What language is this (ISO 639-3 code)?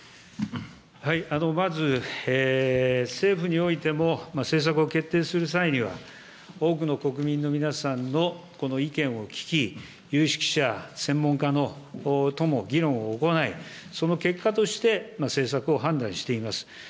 jpn